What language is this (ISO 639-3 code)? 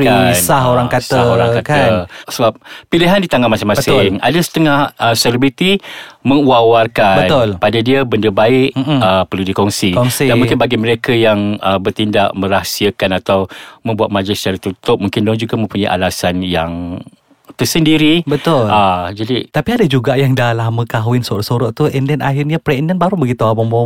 msa